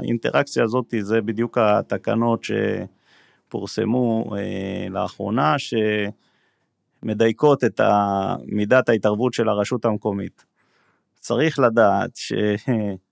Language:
Hebrew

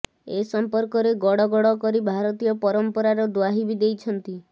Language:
Odia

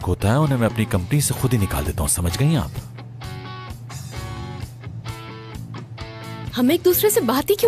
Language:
Hindi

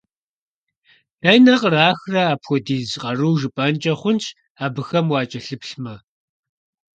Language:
Kabardian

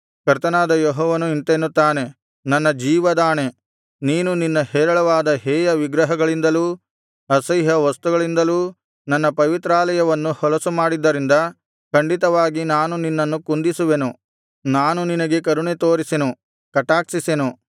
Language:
Kannada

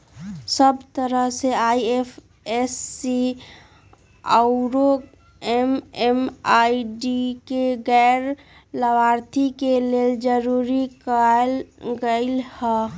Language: Magahi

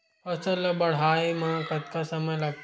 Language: Chhattisgarhi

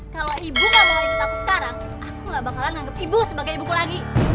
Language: Indonesian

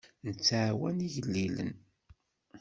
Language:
Kabyle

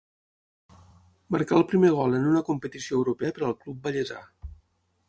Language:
Catalan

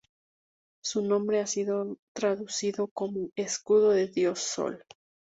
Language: Spanish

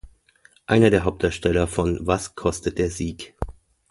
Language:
German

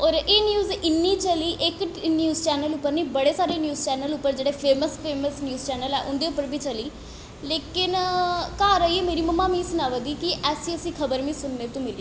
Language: Dogri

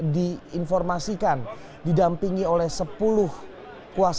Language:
Indonesian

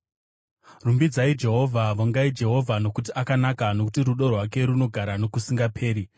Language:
Shona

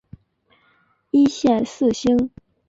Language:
Chinese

